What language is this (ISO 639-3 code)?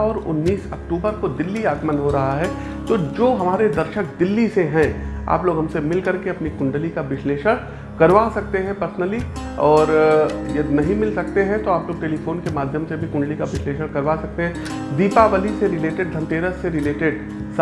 hin